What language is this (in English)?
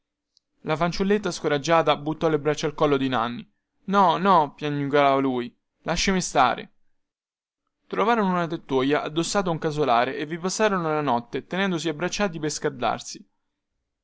Italian